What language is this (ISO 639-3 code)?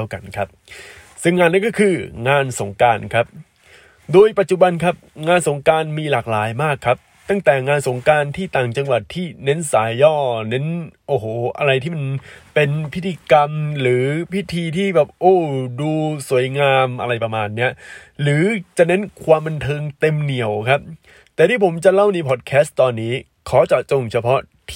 tha